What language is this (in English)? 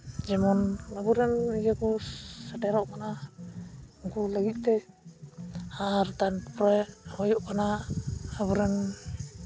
Santali